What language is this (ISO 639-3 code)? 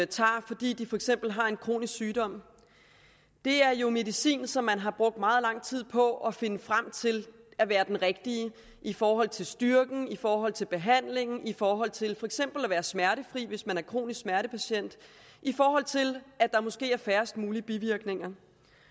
dan